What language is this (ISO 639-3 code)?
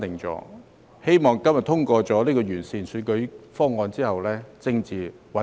yue